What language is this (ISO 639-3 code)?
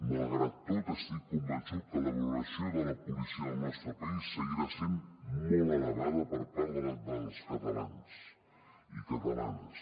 cat